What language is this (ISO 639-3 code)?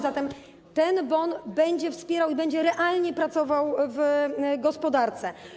pol